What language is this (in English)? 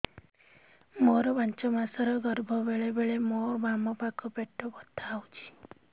Odia